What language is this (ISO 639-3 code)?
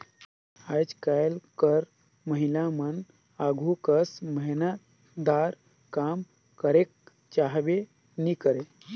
hne